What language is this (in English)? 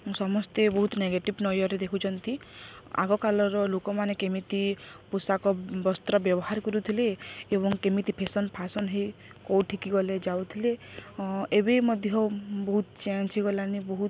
Odia